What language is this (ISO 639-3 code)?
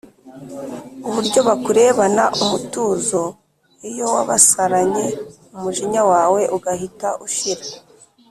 kin